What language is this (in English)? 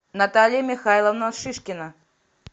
Russian